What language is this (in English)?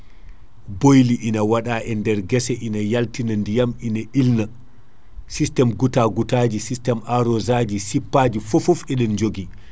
Fula